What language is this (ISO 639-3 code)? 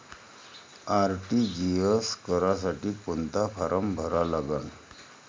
mar